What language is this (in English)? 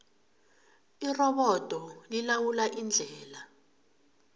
South Ndebele